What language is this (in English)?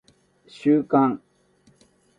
Japanese